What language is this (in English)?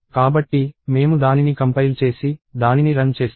Telugu